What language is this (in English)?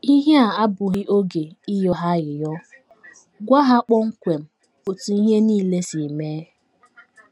Igbo